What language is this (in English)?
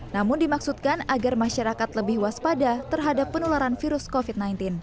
Indonesian